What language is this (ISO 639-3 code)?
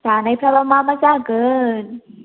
brx